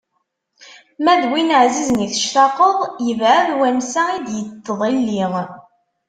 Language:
Kabyle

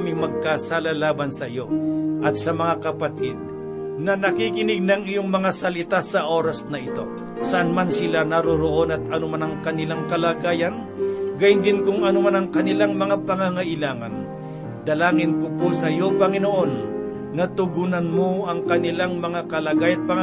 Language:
Filipino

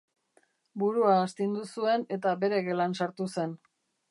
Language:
Basque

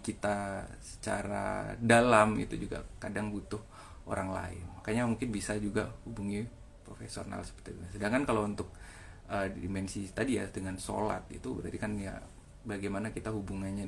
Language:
Indonesian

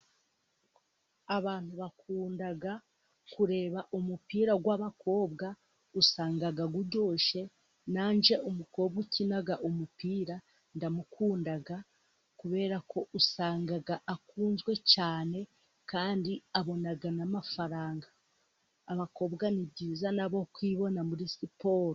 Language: Kinyarwanda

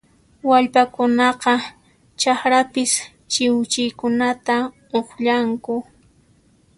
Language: Puno Quechua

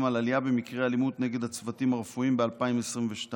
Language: Hebrew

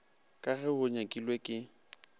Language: Northern Sotho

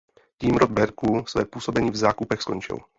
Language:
Czech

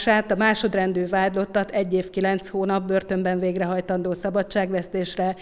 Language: Hungarian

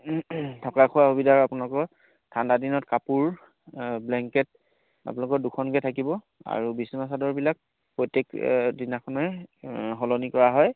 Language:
Assamese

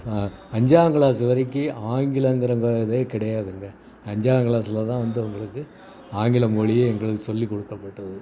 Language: Tamil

